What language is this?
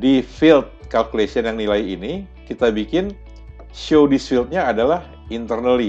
Indonesian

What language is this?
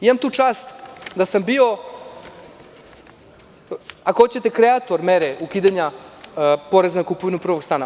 Serbian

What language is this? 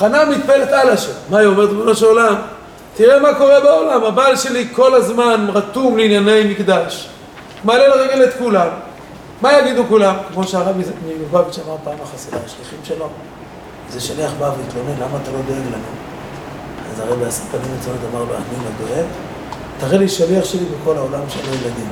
Hebrew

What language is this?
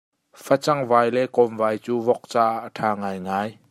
Hakha Chin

